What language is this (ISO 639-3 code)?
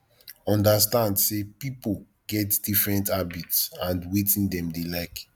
pcm